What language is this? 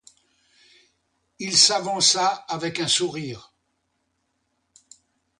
French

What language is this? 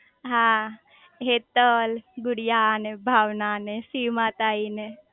Gujarati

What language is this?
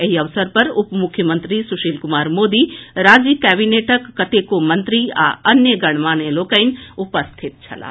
Maithili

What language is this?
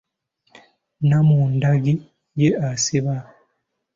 Ganda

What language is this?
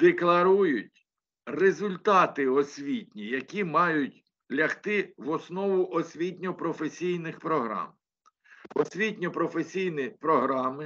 Ukrainian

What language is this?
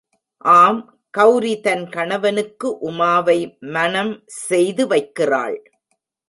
Tamil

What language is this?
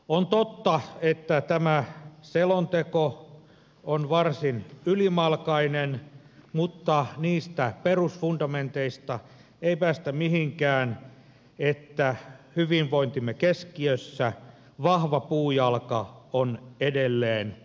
Finnish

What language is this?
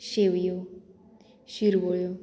Konkani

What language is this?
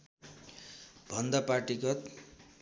Nepali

